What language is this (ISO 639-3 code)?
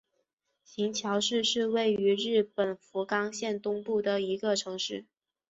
zho